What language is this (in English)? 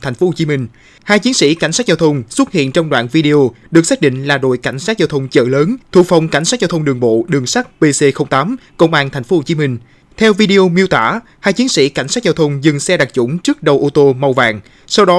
Vietnamese